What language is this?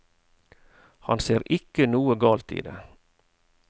Norwegian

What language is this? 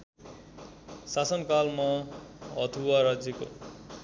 Nepali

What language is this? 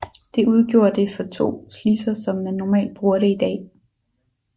Danish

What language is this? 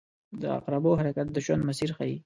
Pashto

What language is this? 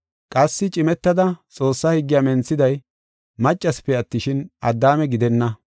Gofa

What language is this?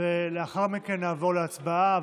Hebrew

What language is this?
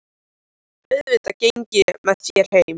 Icelandic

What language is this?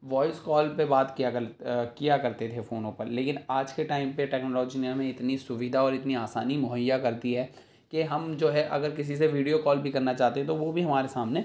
Urdu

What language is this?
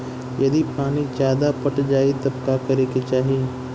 Bhojpuri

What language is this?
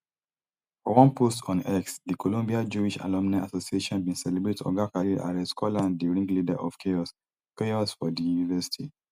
Nigerian Pidgin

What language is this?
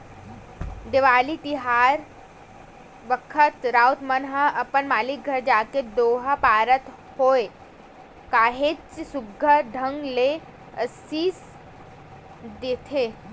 Chhattisgarhi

